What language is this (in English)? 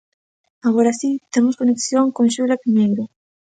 Galician